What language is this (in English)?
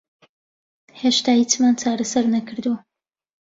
Central Kurdish